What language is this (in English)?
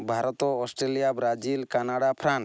Odia